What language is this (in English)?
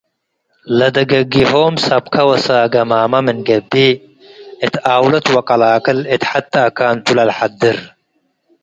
Tigre